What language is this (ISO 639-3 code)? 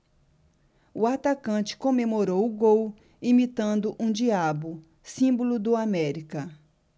por